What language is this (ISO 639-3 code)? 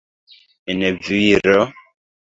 epo